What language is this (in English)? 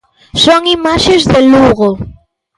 Galician